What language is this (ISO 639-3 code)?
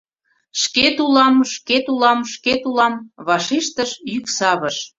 chm